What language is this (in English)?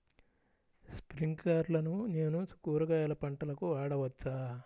Telugu